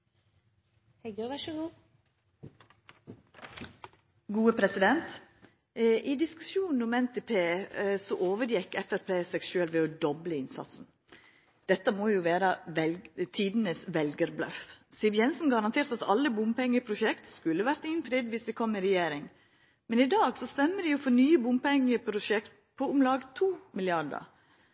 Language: Norwegian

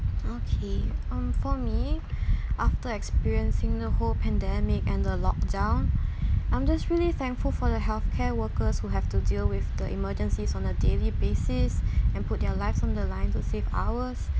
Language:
English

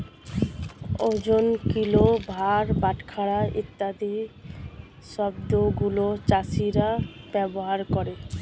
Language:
Bangla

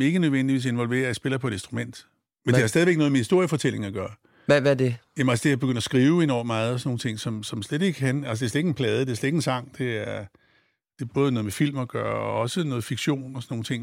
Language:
Danish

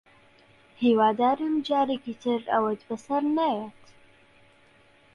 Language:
Central Kurdish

